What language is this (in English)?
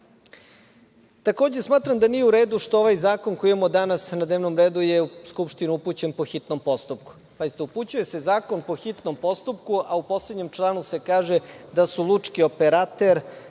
Serbian